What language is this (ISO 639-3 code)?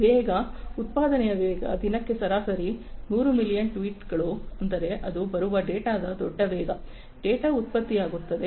kan